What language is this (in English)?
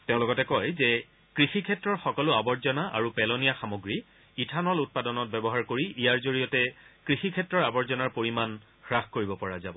Assamese